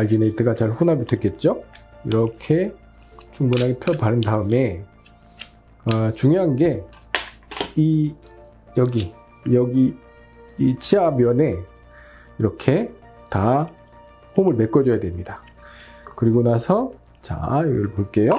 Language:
Korean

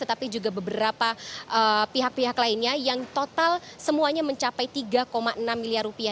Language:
Indonesian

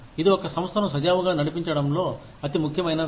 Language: Telugu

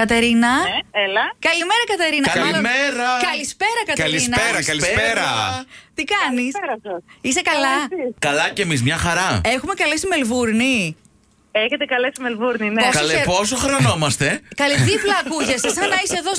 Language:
Greek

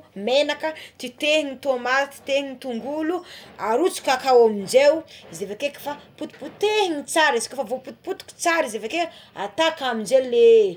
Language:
Tsimihety Malagasy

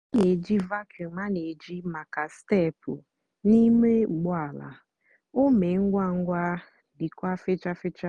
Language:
Igbo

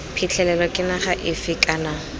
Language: Tswana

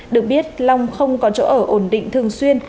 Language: Vietnamese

